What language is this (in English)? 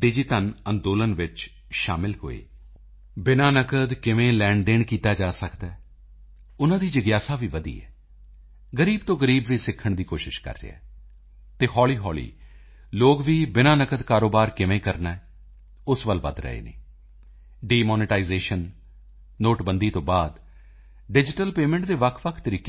Punjabi